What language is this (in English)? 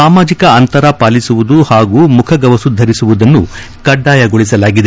Kannada